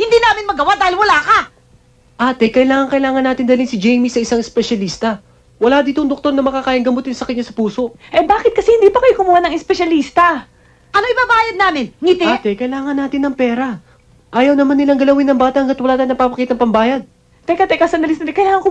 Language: Filipino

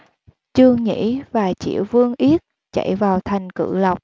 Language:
Vietnamese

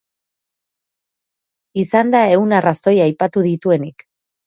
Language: Basque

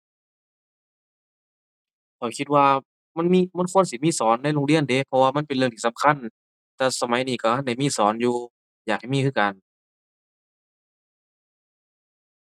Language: Thai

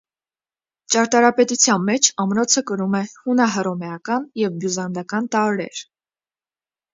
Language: Armenian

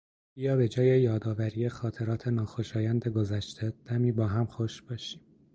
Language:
Persian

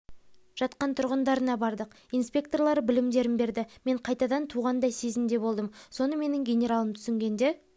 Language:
Kazakh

